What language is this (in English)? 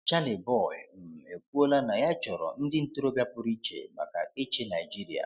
Igbo